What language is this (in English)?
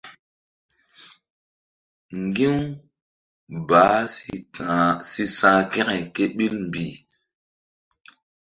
Mbum